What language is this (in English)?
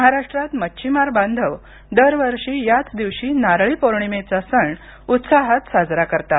Marathi